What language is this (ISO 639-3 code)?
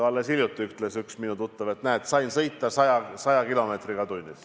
est